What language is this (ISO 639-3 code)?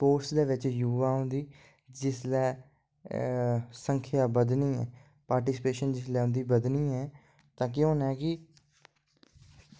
doi